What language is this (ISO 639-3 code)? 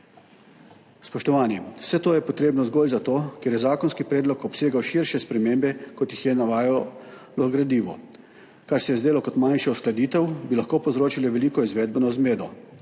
slv